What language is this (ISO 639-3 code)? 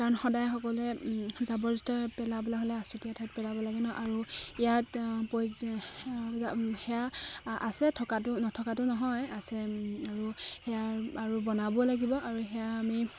asm